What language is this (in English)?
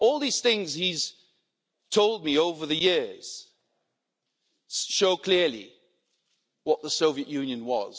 English